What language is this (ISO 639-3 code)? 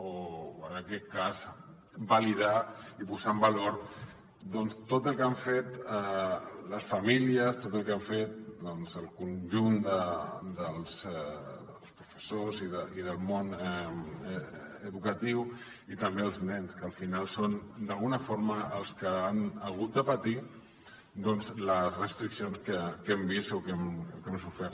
cat